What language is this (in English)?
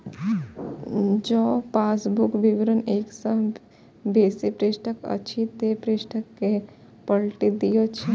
Maithili